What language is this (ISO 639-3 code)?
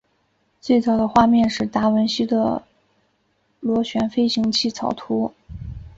zho